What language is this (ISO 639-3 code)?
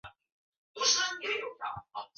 zho